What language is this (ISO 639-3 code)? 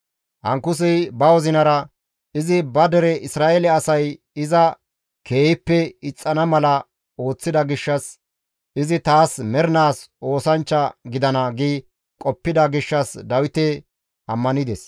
gmv